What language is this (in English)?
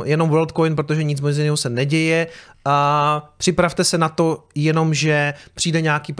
Czech